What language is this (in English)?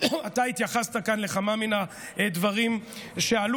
Hebrew